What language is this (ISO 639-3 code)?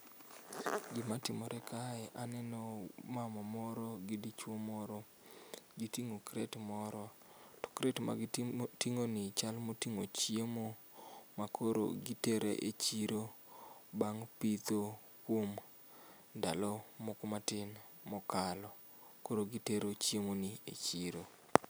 luo